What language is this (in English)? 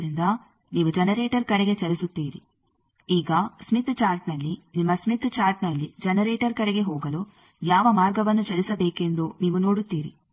Kannada